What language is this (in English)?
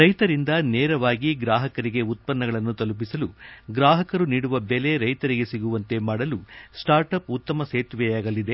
Kannada